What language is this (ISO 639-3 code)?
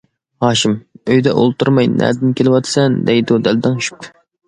uig